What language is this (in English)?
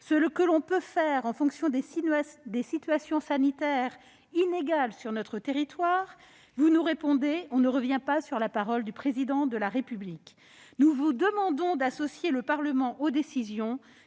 French